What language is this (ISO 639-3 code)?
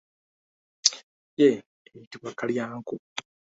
lug